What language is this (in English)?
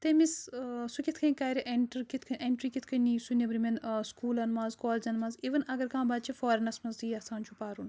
Kashmiri